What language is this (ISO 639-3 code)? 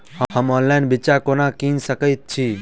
mai